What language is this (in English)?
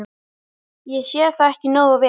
Icelandic